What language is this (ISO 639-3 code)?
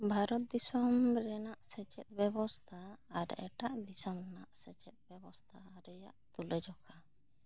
sat